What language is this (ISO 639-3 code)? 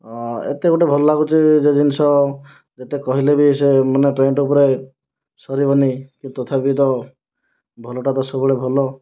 ori